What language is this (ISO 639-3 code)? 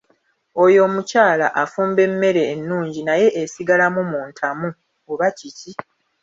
lug